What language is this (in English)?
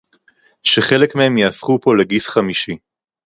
Hebrew